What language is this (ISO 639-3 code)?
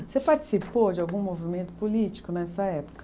por